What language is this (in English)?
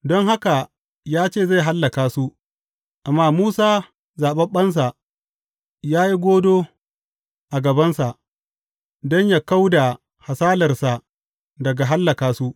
Hausa